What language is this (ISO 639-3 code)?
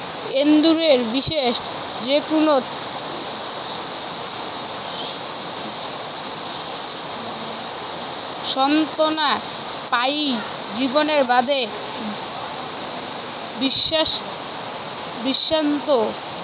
ben